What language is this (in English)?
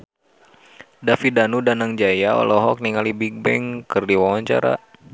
Sundanese